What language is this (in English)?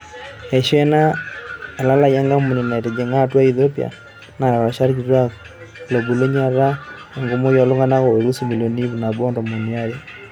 Masai